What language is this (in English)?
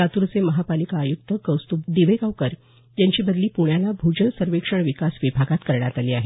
Marathi